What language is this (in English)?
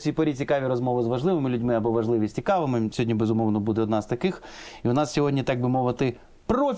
Ukrainian